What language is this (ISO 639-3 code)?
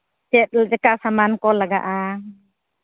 sat